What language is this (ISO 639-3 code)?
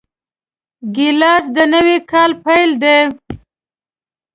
pus